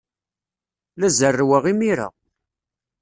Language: Kabyle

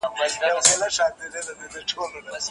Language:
Pashto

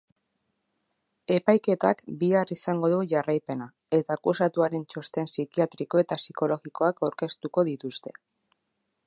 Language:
Basque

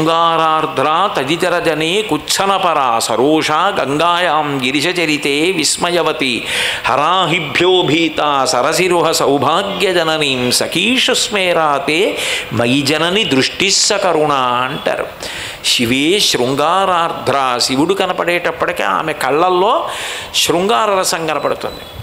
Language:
Telugu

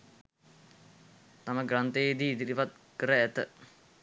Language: Sinhala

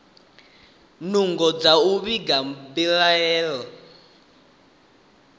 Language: Venda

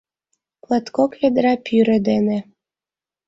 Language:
Mari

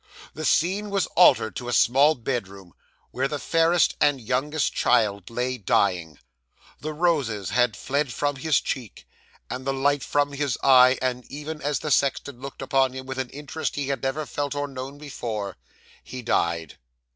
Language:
English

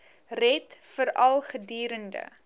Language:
Afrikaans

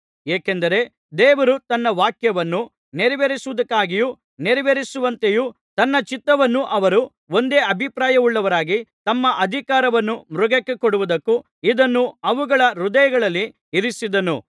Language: Kannada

